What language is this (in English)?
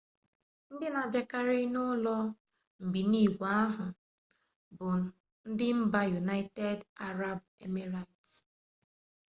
Igbo